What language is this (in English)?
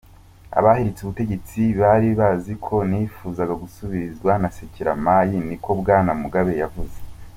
Kinyarwanda